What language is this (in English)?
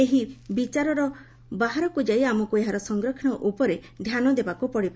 Odia